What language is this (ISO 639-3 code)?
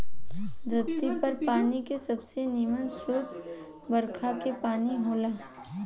bho